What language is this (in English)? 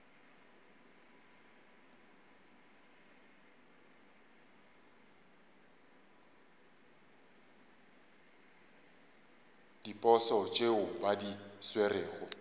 Northern Sotho